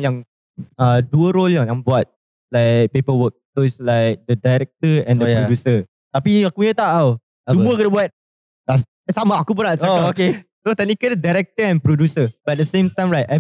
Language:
Malay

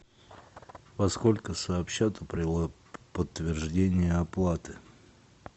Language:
Russian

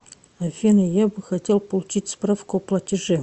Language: Russian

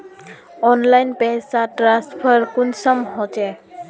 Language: Magahi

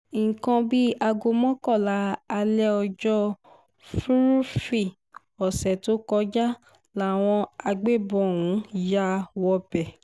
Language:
Yoruba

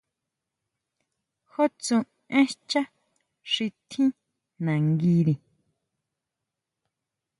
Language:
Huautla Mazatec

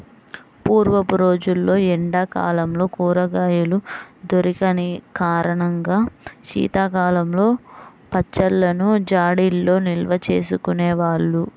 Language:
Telugu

